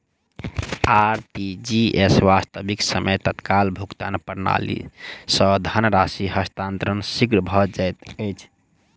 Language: Maithili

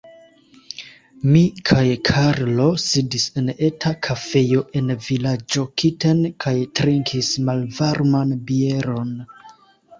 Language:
Esperanto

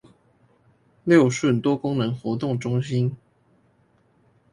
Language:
Chinese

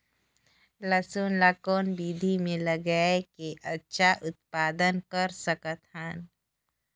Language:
Chhattisgarhi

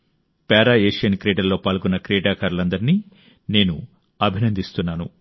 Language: Telugu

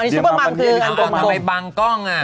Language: Thai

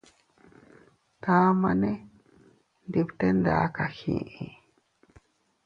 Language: Teutila Cuicatec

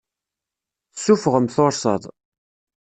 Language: Kabyle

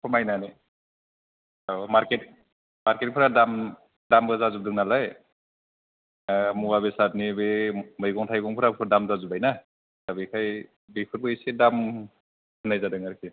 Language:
Bodo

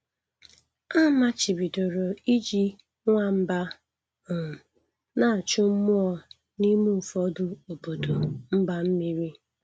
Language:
Igbo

